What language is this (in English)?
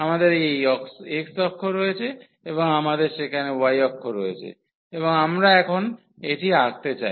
Bangla